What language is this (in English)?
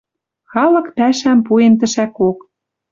Western Mari